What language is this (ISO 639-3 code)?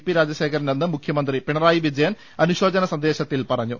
mal